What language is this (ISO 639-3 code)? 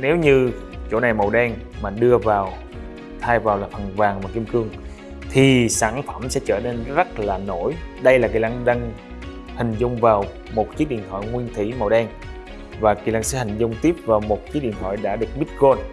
vie